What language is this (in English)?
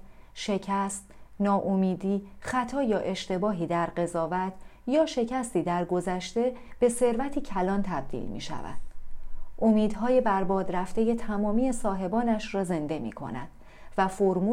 Persian